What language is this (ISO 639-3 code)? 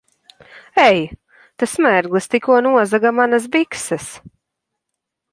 lav